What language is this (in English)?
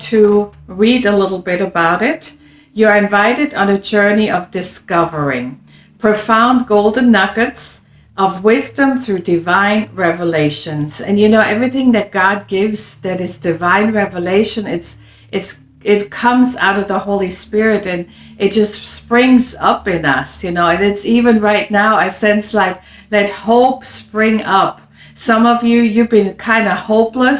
English